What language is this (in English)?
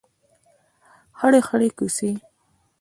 Pashto